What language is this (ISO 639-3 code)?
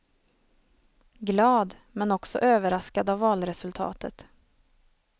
swe